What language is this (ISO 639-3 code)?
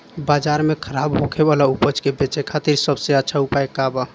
bho